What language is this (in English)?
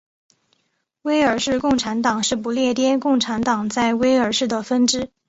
Chinese